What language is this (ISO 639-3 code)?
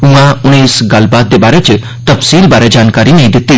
doi